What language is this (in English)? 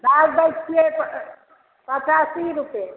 Maithili